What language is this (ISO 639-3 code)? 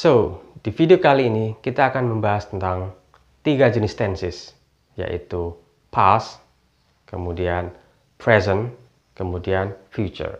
ind